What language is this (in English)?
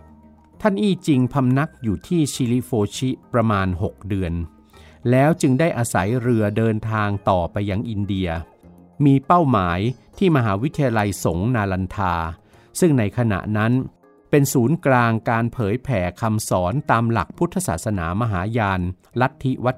Thai